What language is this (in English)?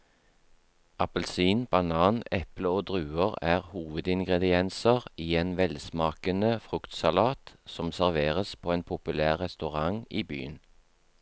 Norwegian